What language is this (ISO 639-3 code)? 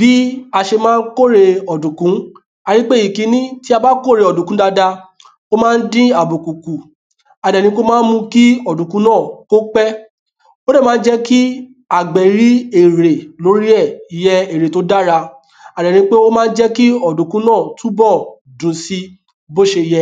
yor